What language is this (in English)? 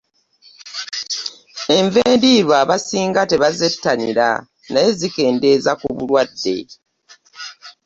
Ganda